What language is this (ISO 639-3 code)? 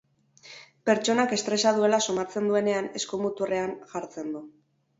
eus